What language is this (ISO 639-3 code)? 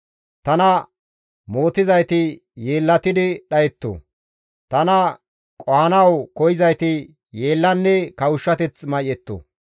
gmv